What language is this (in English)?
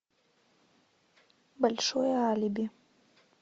Russian